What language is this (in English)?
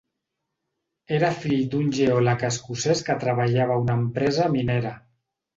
Catalan